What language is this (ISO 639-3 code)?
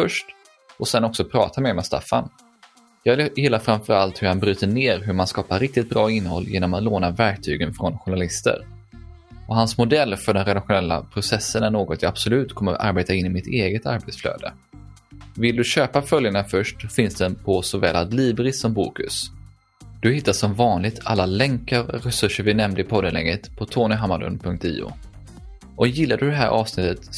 swe